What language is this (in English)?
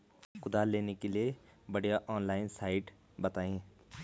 Hindi